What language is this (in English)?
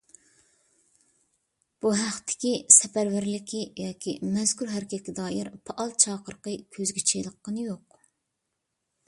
Uyghur